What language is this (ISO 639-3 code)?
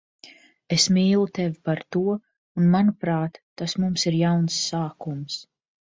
lav